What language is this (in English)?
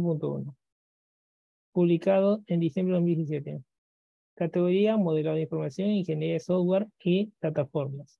Spanish